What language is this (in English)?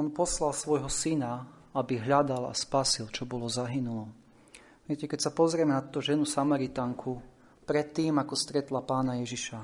Slovak